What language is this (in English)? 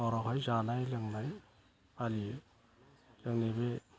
Bodo